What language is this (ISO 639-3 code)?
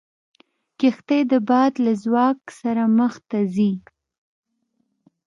pus